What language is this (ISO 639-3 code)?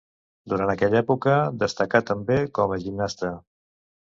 cat